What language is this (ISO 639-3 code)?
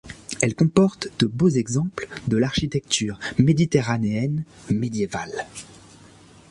fra